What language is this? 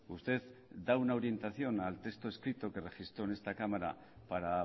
Spanish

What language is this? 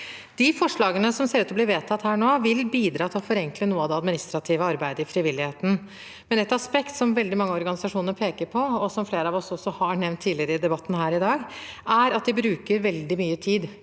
Norwegian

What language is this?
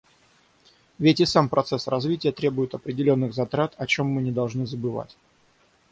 Russian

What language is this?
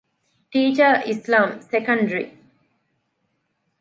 Divehi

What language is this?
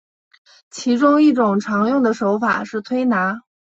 Chinese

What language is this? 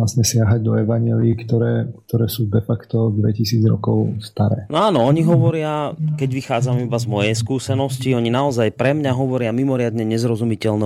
Slovak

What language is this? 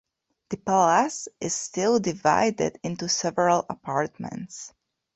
English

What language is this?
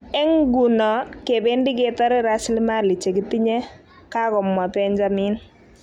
Kalenjin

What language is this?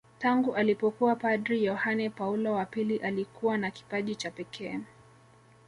Swahili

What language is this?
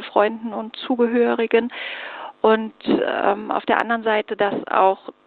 German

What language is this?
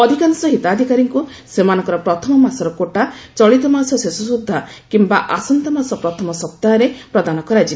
Odia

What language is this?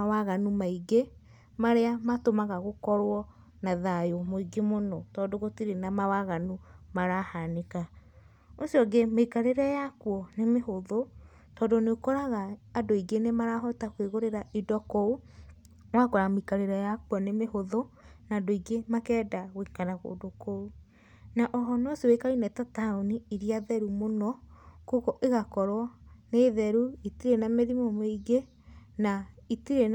Kikuyu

